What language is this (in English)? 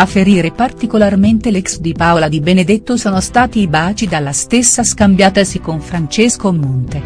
Italian